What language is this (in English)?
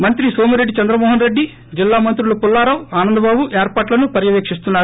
Telugu